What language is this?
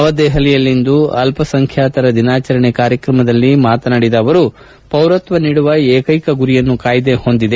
Kannada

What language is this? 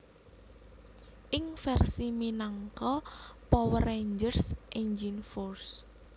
Javanese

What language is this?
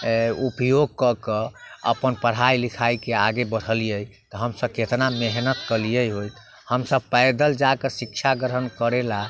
Maithili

